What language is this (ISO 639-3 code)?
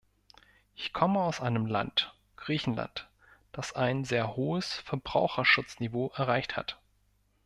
deu